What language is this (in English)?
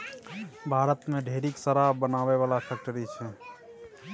Maithili